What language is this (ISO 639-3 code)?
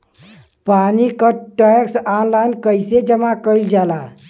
bho